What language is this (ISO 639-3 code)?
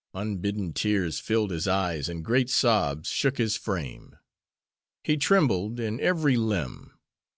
eng